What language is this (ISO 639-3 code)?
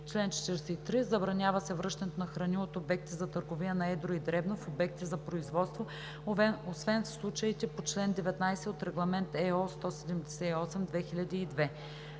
bul